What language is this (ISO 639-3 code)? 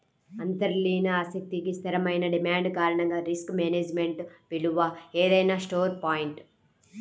tel